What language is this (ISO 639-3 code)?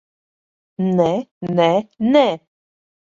lav